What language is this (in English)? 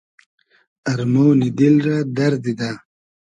Hazaragi